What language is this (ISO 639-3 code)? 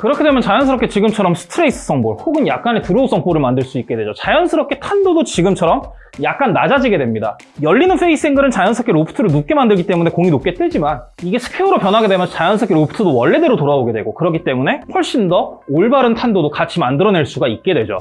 kor